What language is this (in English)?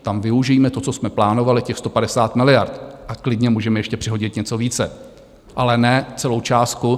Czech